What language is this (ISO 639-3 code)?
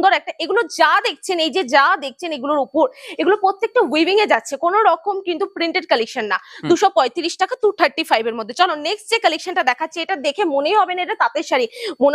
ben